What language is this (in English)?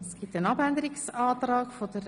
Swiss German